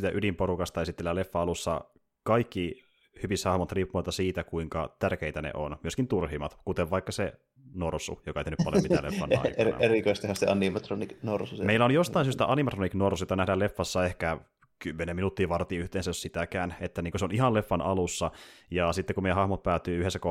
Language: Finnish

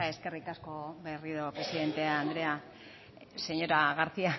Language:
Basque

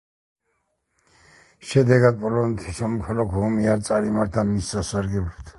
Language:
Georgian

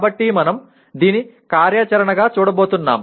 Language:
Telugu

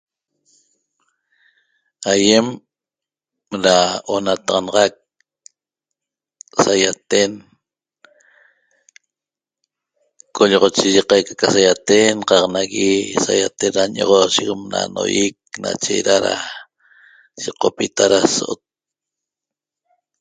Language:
Toba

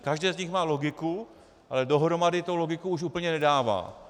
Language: Czech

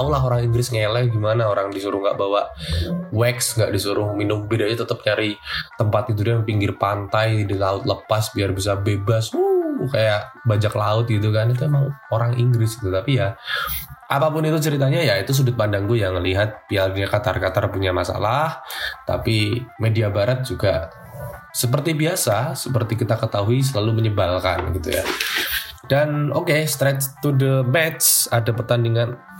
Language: Indonesian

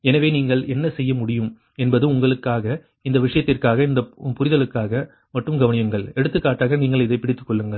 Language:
Tamil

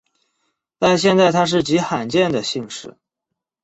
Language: Chinese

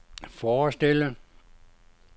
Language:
Danish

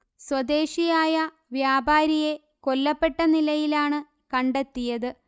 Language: Malayalam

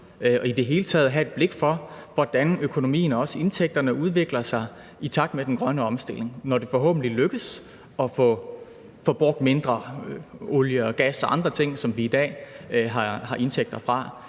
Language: Danish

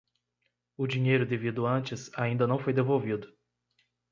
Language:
Portuguese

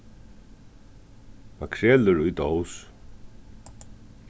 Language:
Faroese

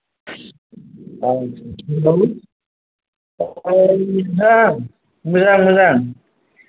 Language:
Bodo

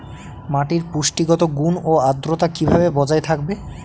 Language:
Bangla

